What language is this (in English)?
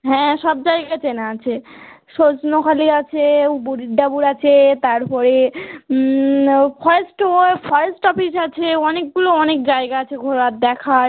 Bangla